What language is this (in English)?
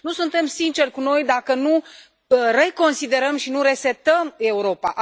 Romanian